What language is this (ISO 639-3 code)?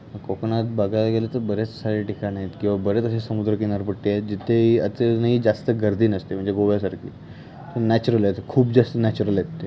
mar